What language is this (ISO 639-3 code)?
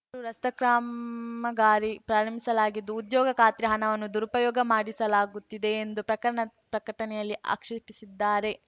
kan